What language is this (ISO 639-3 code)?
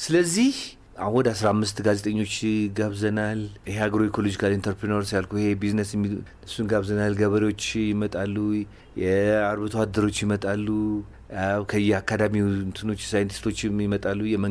amh